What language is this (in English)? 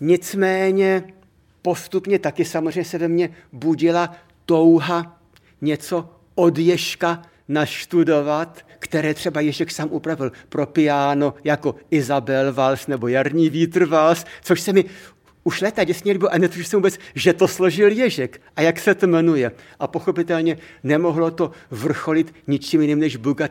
Czech